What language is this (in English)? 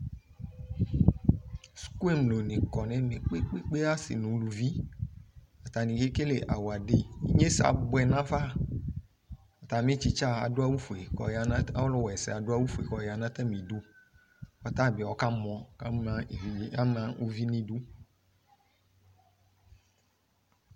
Ikposo